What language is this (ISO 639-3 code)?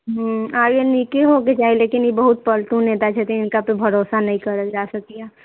mai